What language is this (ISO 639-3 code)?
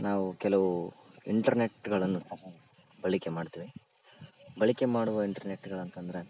kan